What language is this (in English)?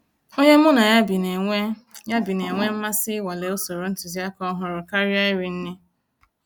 Igbo